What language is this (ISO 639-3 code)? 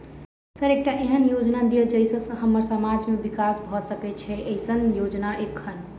mai